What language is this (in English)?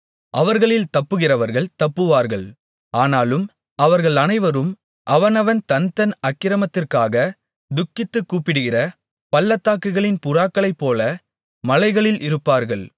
Tamil